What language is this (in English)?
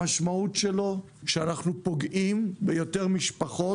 Hebrew